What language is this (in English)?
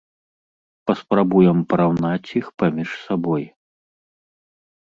Belarusian